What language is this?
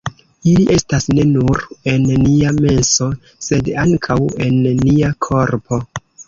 Esperanto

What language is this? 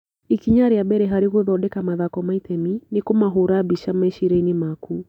Kikuyu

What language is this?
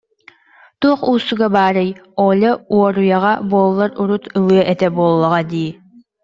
Yakut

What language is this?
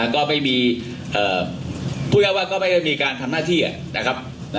Thai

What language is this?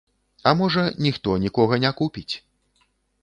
Belarusian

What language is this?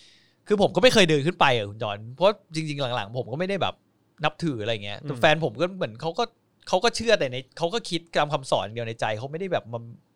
Thai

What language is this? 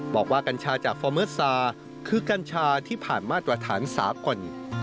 Thai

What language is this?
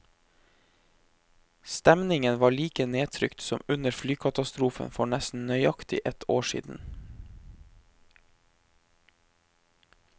Norwegian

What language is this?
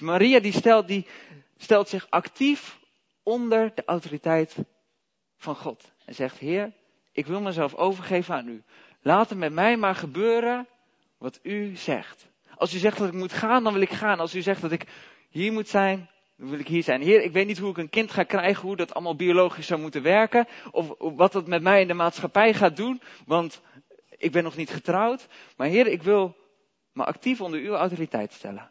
Dutch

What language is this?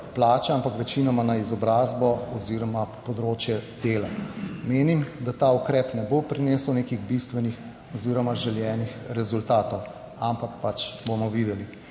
Slovenian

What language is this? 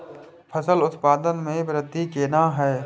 Maithili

